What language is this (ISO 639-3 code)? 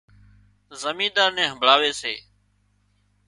kxp